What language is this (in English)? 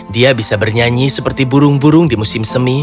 Indonesian